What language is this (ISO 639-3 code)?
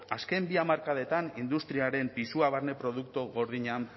eus